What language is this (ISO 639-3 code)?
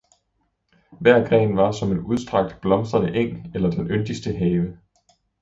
dan